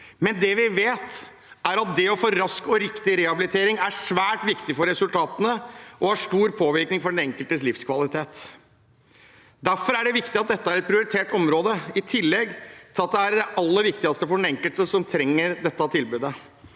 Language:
Norwegian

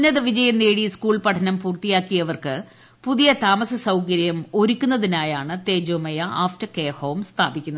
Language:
Malayalam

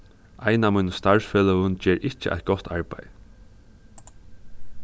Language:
Faroese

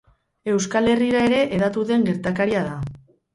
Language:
Basque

